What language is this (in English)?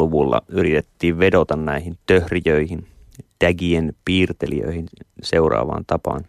Finnish